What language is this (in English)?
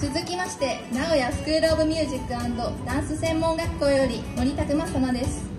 Japanese